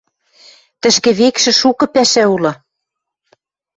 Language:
Western Mari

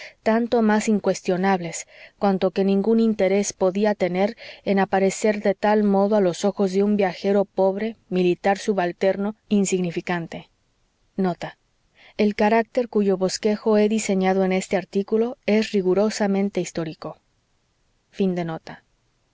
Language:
Spanish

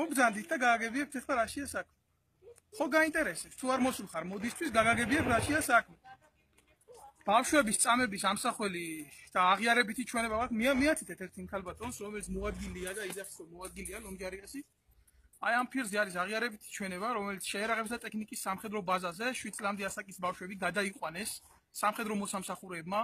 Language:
Romanian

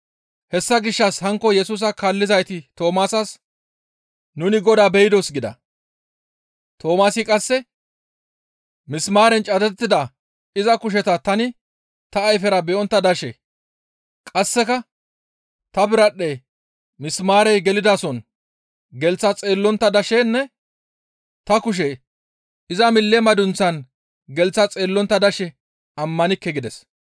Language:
Gamo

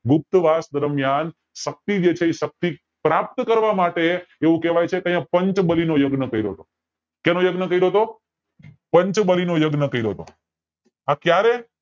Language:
Gujarati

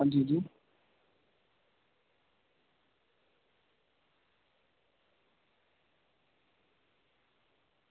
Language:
Dogri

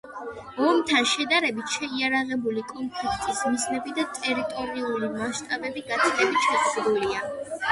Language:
Georgian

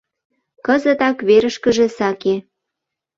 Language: Mari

